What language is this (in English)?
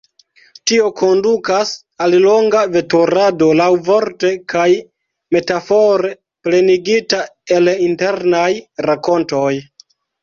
Esperanto